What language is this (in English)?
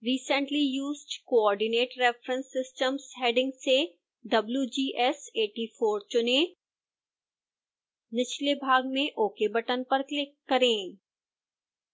Hindi